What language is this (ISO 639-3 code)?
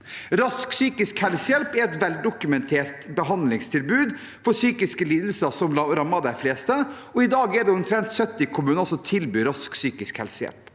nor